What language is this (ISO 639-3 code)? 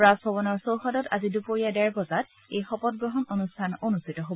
asm